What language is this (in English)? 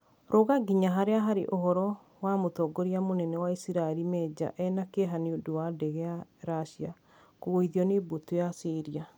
Kikuyu